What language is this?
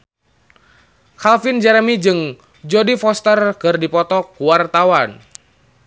Sundanese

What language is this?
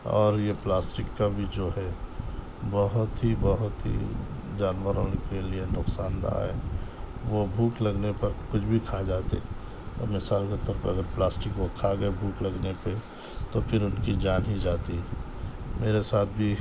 Urdu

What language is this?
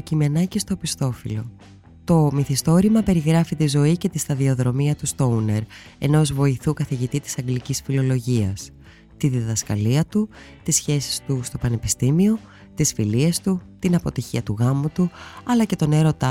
Greek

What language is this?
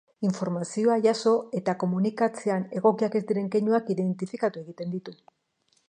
Basque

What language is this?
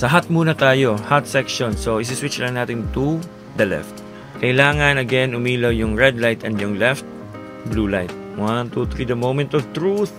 Filipino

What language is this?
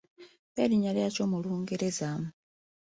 Ganda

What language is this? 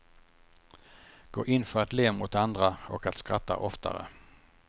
Swedish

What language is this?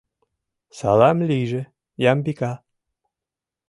Mari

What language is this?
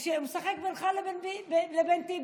Hebrew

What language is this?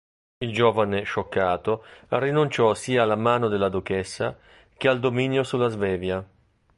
Italian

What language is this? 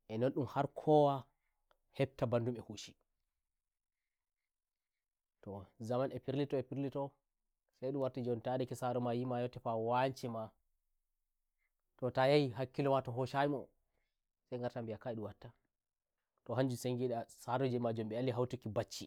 Nigerian Fulfulde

